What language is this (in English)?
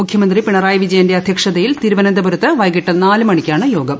Malayalam